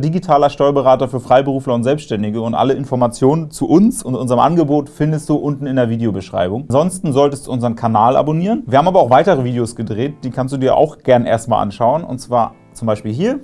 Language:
German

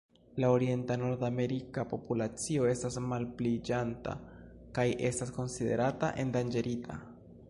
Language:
Esperanto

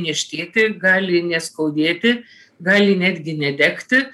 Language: Lithuanian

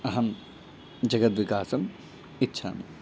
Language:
Sanskrit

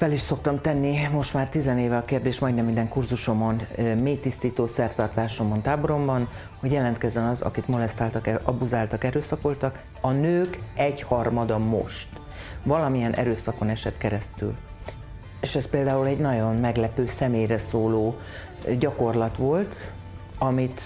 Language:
Hungarian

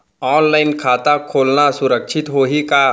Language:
Chhattisgarhi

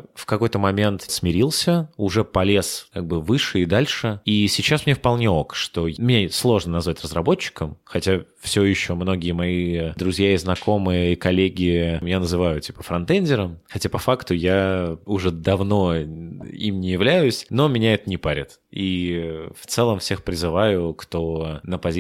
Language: Russian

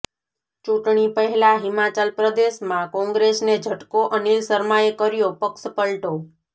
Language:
Gujarati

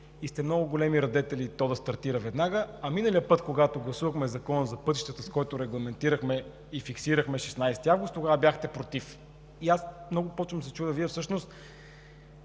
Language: Bulgarian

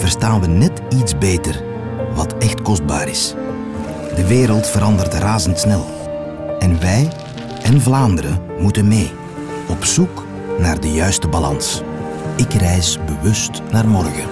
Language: Dutch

